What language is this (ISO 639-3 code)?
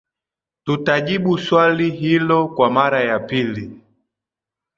swa